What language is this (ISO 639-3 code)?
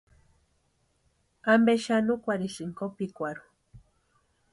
pua